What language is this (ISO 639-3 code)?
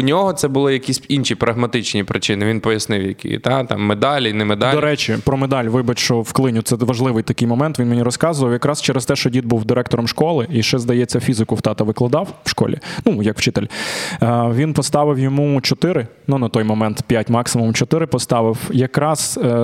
ukr